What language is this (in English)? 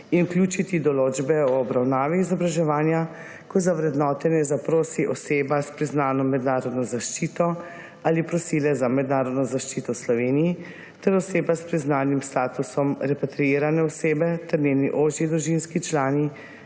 Slovenian